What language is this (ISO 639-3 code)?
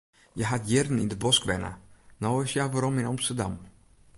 fry